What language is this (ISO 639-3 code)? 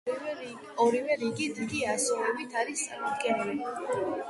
kat